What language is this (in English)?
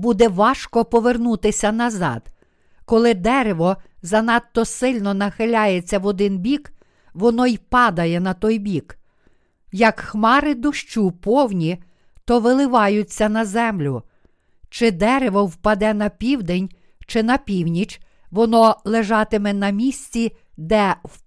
Ukrainian